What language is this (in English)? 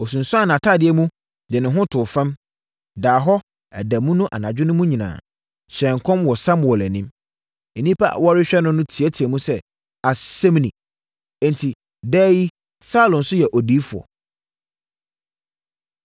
Akan